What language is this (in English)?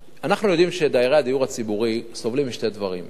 Hebrew